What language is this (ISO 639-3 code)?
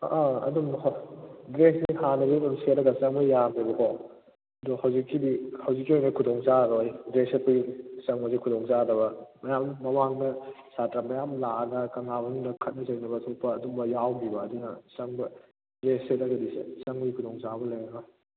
mni